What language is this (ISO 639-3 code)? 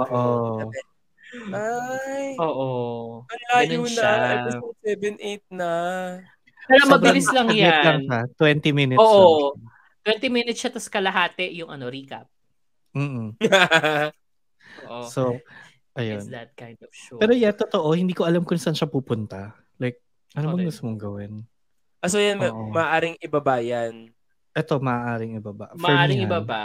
fil